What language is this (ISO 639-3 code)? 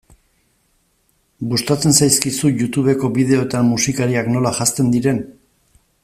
eus